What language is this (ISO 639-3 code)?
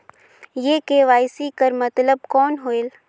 hne